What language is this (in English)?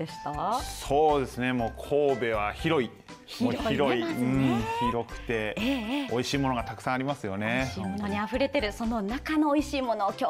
Japanese